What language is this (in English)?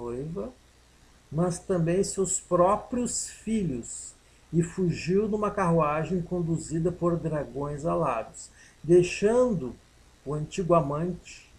Portuguese